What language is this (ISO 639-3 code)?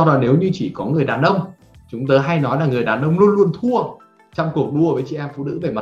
vie